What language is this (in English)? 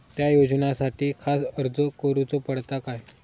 Marathi